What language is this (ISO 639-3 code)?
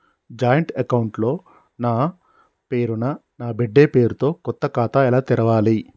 tel